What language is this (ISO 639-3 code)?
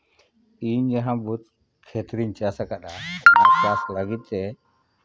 sat